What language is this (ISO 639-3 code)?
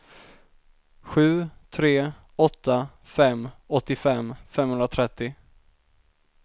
swe